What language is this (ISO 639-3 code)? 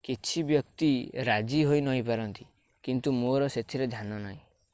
ori